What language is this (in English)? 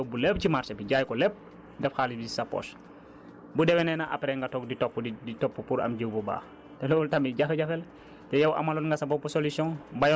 Wolof